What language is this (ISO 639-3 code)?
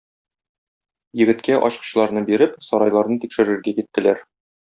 tat